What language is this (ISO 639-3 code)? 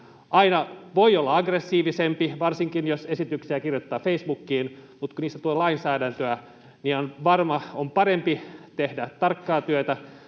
fin